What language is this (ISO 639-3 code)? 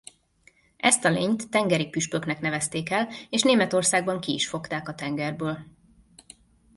hun